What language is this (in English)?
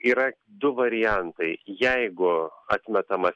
Lithuanian